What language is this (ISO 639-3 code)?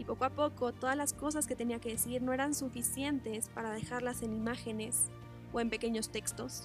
spa